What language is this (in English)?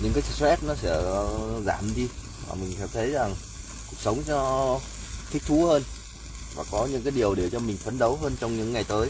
Vietnamese